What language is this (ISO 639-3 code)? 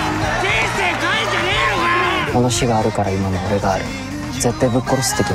jpn